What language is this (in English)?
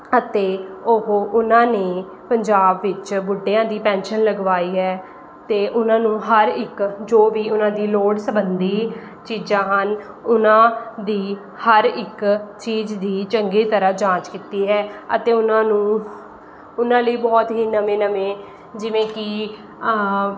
Punjabi